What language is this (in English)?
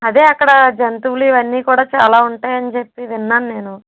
Telugu